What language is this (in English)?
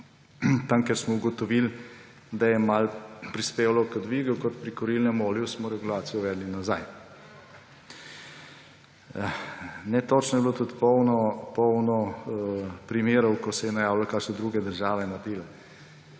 Slovenian